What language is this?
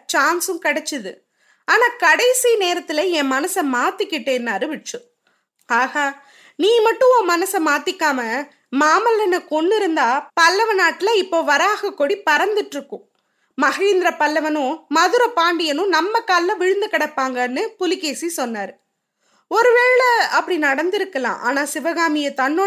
Tamil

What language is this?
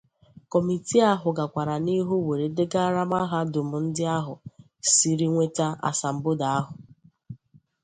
Igbo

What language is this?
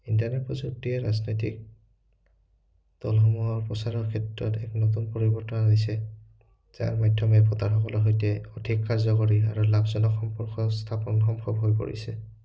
Assamese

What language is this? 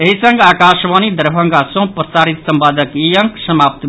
Maithili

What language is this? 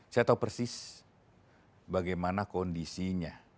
Indonesian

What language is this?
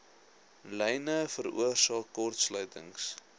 Afrikaans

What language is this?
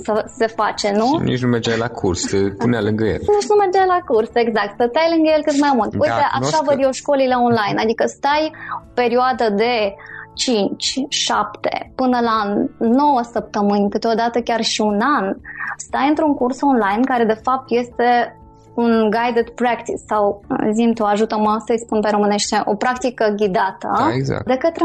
Romanian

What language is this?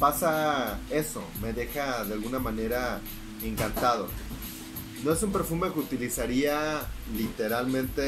Spanish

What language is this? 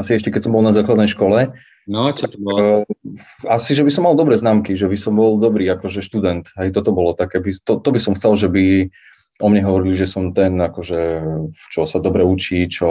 Slovak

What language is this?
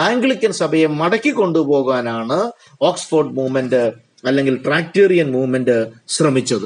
Malayalam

